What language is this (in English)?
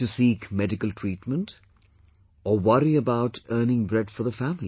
English